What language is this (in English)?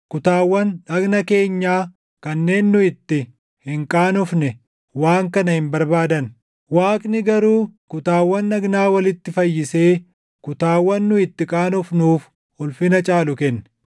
Oromo